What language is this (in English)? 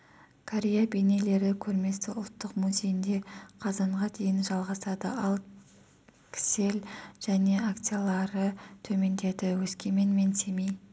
Kazakh